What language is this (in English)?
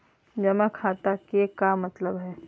Magahi